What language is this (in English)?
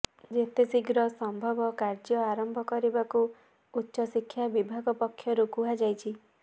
Odia